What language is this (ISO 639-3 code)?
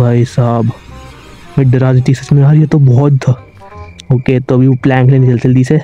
hin